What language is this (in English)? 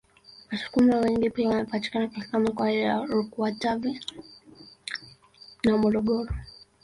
Swahili